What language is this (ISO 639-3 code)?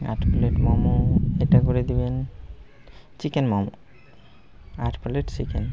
ben